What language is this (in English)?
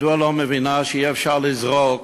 Hebrew